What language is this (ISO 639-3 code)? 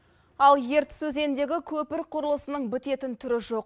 kaz